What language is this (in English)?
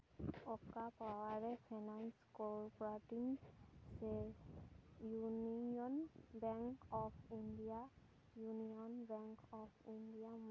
Santali